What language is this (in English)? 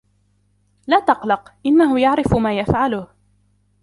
Arabic